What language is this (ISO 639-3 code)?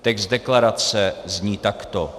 ces